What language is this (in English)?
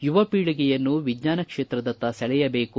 Kannada